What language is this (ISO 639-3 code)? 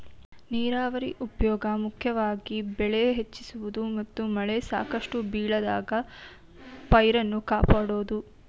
kan